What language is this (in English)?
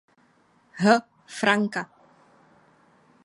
Czech